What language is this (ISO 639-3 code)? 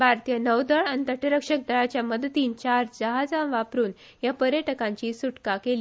kok